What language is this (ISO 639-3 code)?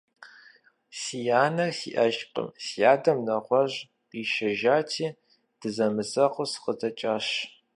kbd